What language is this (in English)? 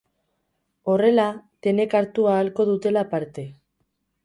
Basque